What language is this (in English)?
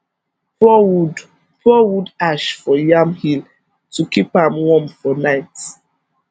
Nigerian Pidgin